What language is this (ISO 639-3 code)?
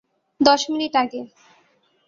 ben